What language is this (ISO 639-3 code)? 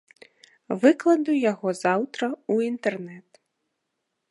bel